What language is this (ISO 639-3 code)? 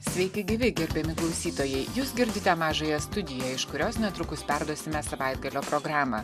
lit